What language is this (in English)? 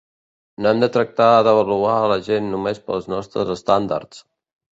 Catalan